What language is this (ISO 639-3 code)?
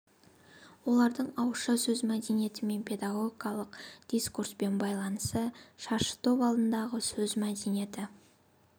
kaz